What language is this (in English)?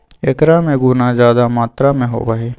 Magahi